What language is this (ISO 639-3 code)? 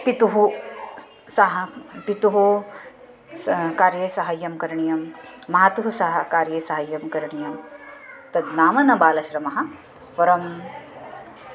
san